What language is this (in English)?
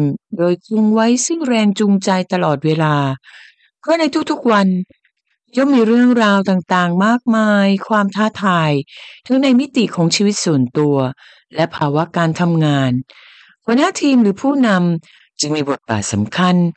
Thai